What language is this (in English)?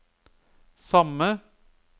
Norwegian